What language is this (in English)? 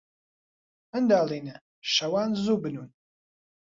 Central Kurdish